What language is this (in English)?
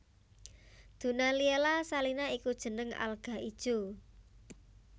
Javanese